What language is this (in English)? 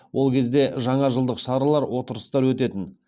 Kazakh